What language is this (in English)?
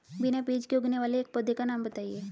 Hindi